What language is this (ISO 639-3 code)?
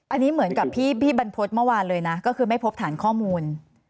tha